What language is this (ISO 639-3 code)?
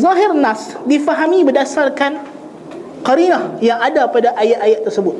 msa